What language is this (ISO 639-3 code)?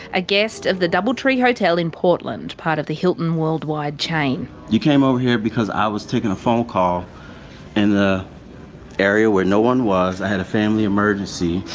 eng